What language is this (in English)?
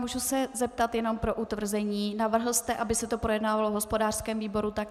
Czech